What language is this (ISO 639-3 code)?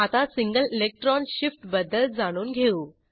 mar